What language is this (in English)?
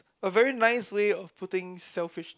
English